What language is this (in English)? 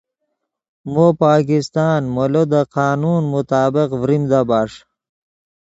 Yidgha